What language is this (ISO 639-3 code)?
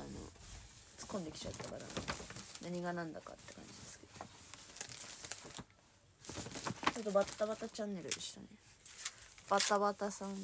jpn